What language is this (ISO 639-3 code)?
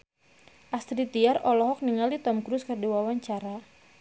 sun